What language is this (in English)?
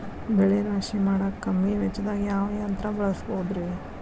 Kannada